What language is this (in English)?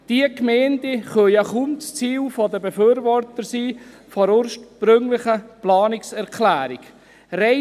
Swiss German